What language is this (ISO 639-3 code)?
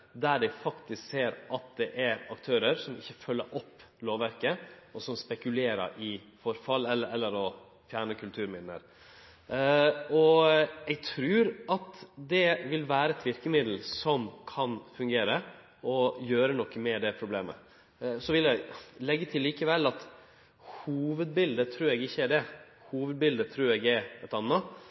nno